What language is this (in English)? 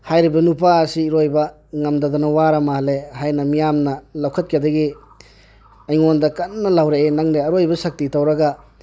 Manipuri